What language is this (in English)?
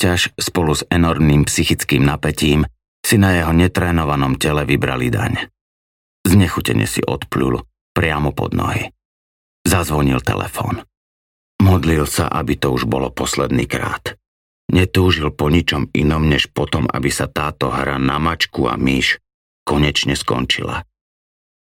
Slovak